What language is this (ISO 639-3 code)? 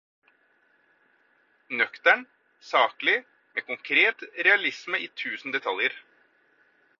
nob